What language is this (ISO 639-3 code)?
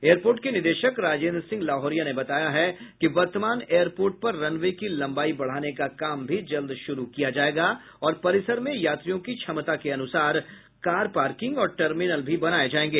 hin